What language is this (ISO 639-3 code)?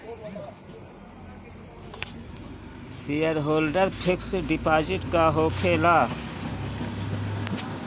bho